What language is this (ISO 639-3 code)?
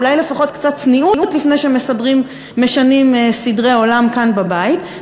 heb